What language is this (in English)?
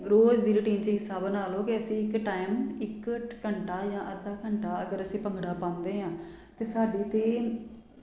Punjabi